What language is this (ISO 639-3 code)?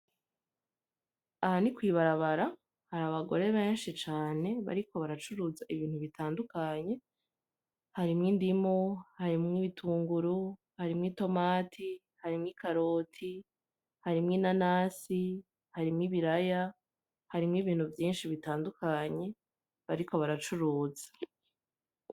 run